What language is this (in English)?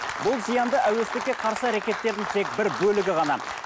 Kazakh